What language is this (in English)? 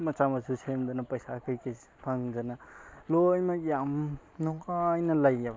Manipuri